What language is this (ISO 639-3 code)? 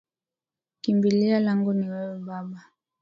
swa